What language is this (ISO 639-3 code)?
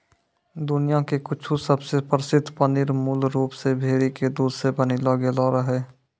mai